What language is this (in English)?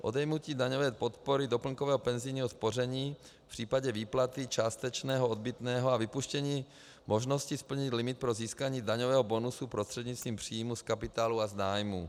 Czech